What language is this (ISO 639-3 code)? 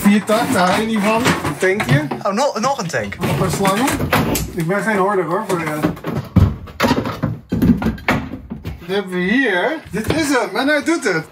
nld